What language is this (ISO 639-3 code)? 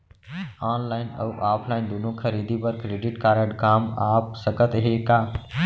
hne